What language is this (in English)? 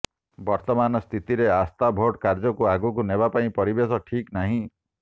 Odia